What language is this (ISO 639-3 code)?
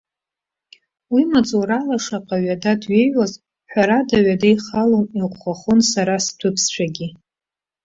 abk